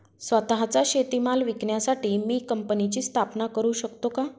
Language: Marathi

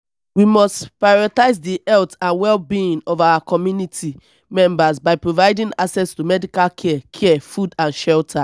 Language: Nigerian Pidgin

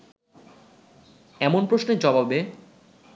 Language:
Bangla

